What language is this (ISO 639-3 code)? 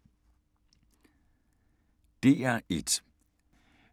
dan